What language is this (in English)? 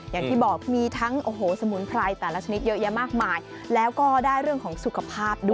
Thai